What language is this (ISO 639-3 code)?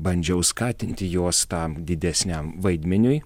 lit